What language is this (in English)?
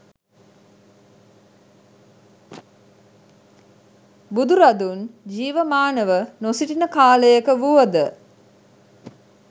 Sinhala